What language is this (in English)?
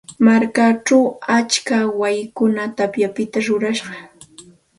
Santa Ana de Tusi Pasco Quechua